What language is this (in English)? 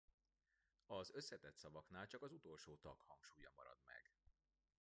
Hungarian